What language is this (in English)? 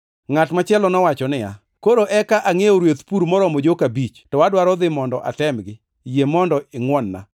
Luo (Kenya and Tanzania)